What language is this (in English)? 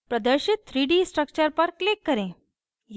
Hindi